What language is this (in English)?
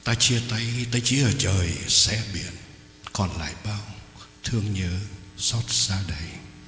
Vietnamese